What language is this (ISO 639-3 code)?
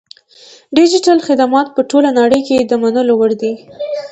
pus